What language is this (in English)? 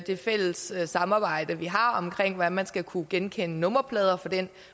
Danish